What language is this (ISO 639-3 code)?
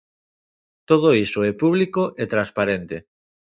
glg